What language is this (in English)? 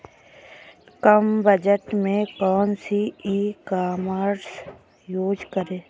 Hindi